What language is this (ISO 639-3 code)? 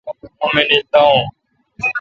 xka